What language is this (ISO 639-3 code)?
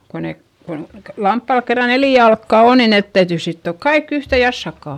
fin